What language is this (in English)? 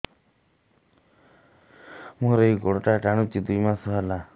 Odia